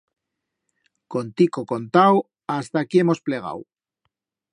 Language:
Aragonese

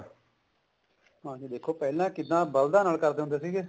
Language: Punjabi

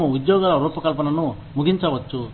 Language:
Telugu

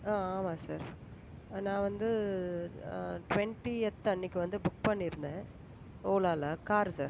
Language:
Tamil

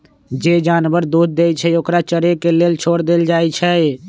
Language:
Magahi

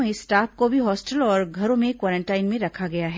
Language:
Hindi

